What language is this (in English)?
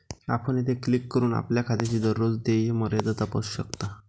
Marathi